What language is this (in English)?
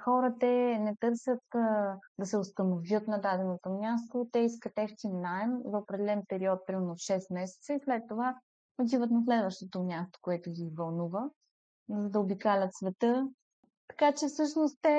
Bulgarian